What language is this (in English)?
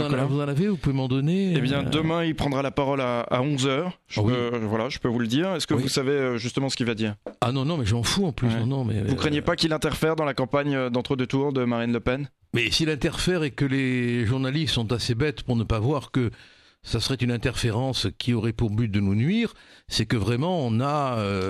French